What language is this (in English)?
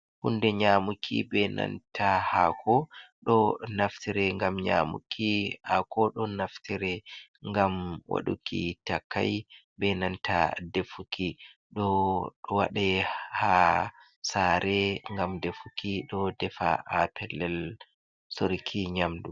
Fula